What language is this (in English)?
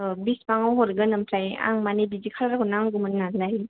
Bodo